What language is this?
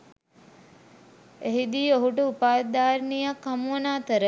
Sinhala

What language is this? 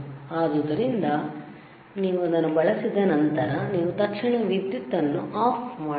Kannada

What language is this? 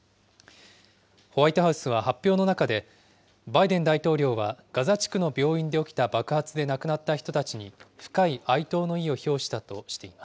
Japanese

